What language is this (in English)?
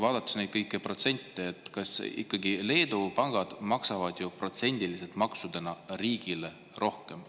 Estonian